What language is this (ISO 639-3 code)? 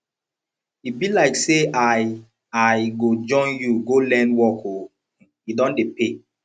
pcm